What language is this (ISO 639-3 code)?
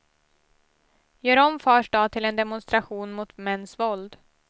swe